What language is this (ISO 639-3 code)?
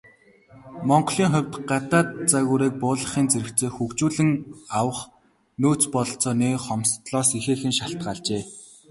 mon